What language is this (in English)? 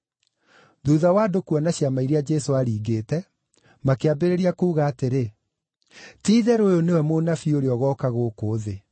Kikuyu